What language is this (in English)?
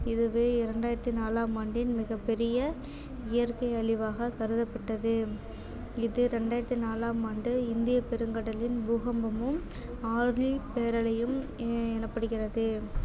Tamil